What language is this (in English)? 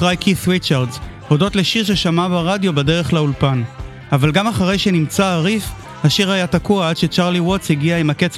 Hebrew